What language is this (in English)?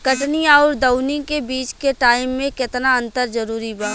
Bhojpuri